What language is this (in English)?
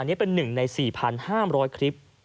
Thai